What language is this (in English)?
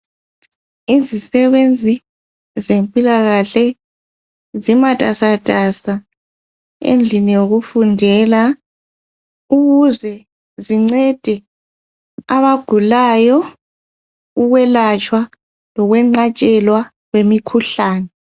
North Ndebele